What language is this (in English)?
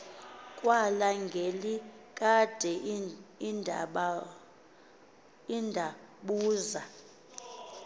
Xhosa